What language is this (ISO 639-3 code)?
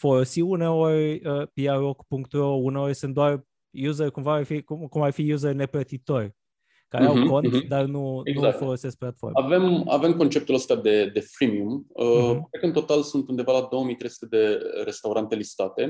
ron